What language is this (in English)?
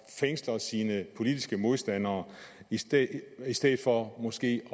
Danish